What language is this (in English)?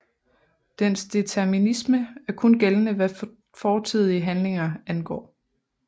Danish